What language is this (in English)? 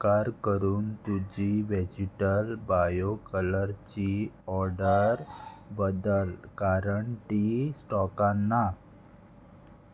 Konkani